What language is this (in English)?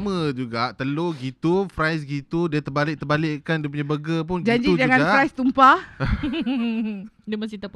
Malay